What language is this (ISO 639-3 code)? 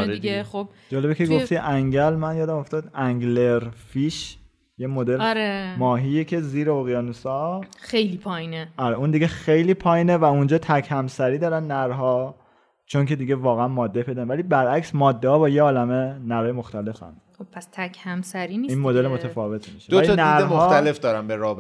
fas